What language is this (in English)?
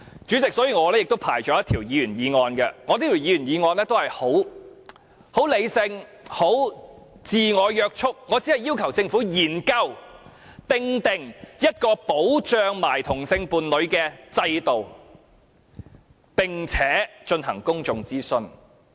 Cantonese